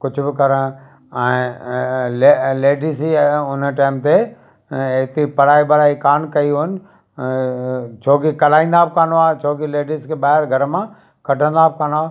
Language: Sindhi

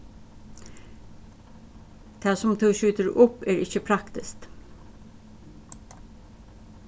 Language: Faroese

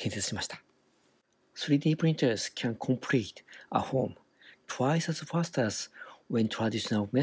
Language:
Japanese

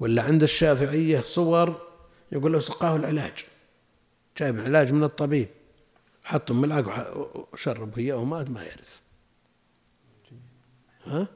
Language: Arabic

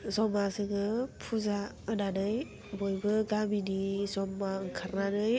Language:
Bodo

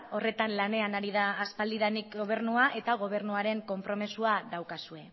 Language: Basque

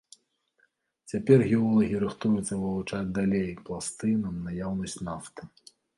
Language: Belarusian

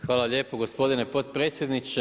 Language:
Croatian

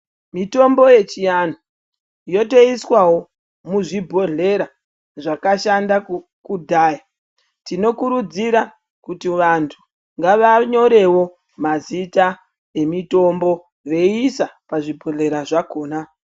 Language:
Ndau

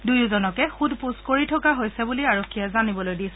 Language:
Assamese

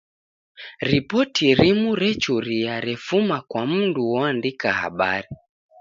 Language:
Taita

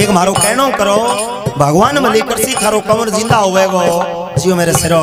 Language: Hindi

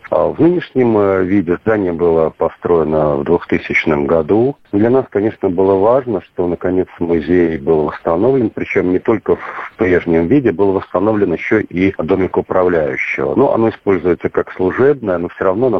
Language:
Russian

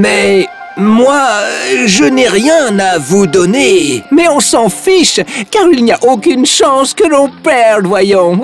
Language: French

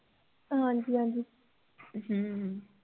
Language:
Punjabi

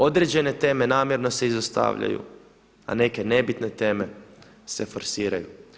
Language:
Croatian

